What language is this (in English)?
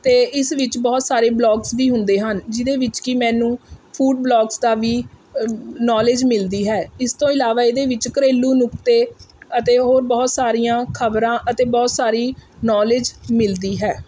Punjabi